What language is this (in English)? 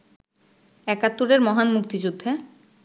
Bangla